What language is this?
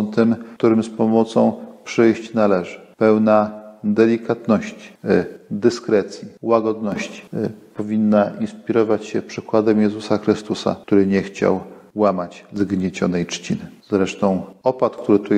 Polish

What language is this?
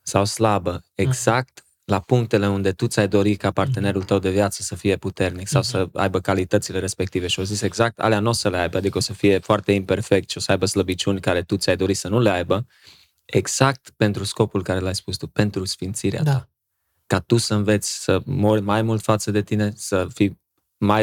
Romanian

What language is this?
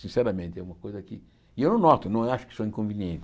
Portuguese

